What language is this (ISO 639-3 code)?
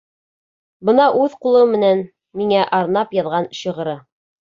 bak